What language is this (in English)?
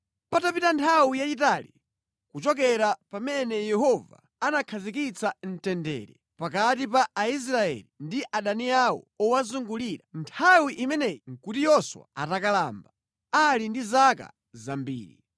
Nyanja